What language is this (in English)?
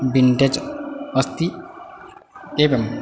Sanskrit